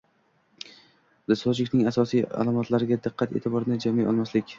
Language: Uzbek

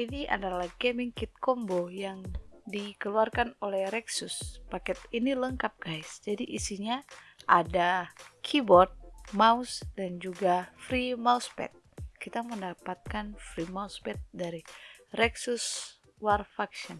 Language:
Indonesian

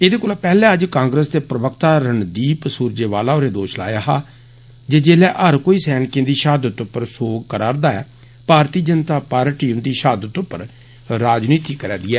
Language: Dogri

